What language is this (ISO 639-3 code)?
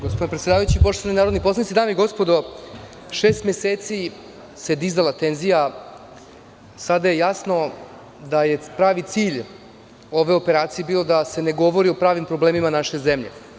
srp